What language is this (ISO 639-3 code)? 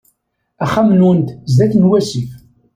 kab